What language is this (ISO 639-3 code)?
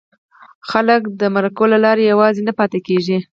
pus